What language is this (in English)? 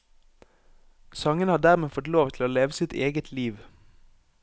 Norwegian